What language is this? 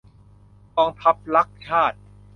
Thai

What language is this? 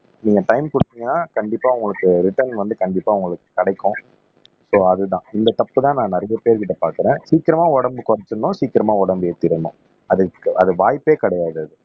Tamil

